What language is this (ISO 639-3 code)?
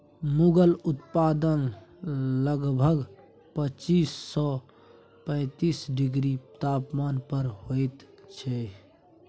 mai